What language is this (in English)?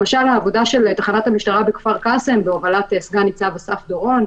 Hebrew